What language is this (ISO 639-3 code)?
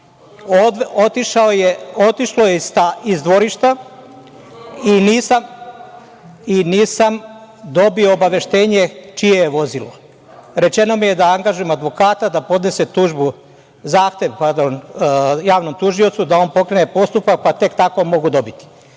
srp